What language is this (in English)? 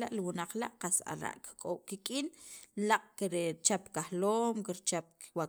Sacapulteco